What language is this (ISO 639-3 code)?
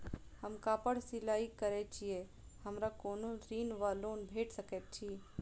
mai